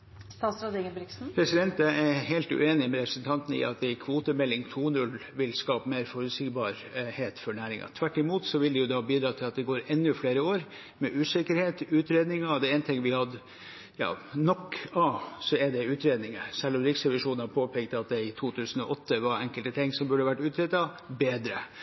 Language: Norwegian Bokmål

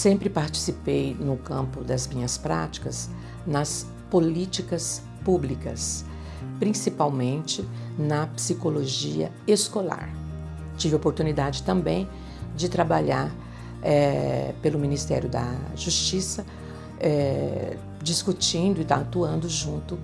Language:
Portuguese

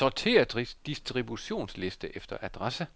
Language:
Danish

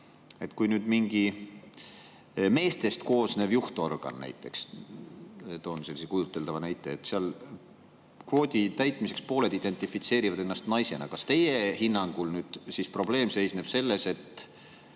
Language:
Estonian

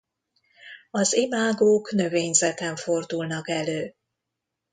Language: Hungarian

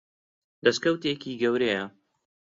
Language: Central Kurdish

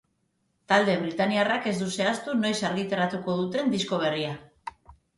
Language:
Basque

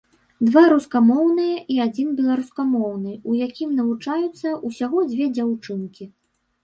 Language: Belarusian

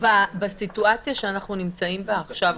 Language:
Hebrew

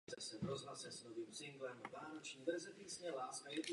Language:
Czech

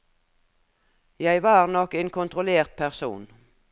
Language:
Norwegian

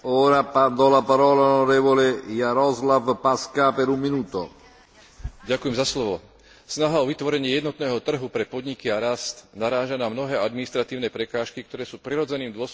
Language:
Slovak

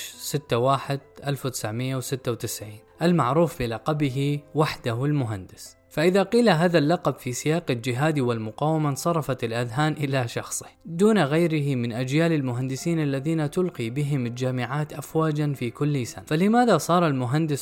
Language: Arabic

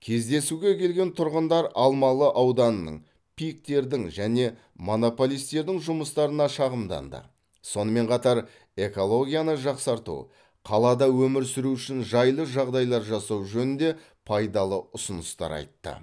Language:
Kazakh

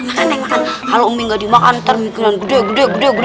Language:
Indonesian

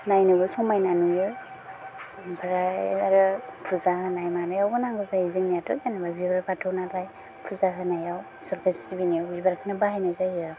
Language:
Bodo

